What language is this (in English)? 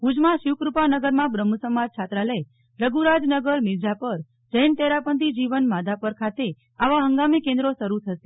Gujarati